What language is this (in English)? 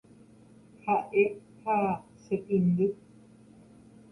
Guarani